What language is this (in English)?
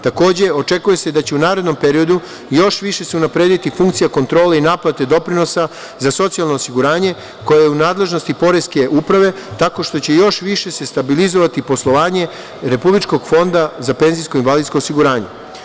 Serbian